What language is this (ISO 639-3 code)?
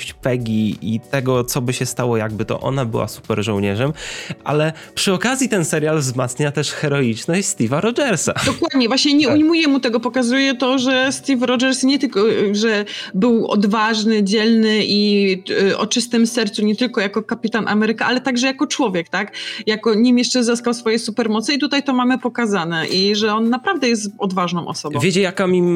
pol